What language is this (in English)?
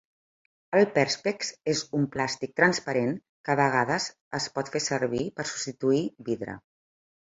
Catalan